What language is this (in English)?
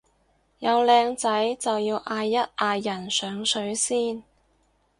Cantonese